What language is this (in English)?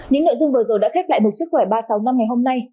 Vietnamese